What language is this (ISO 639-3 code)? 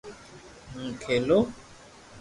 lrk